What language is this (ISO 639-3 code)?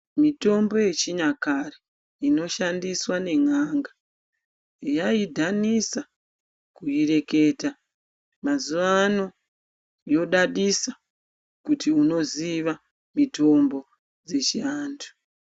ndc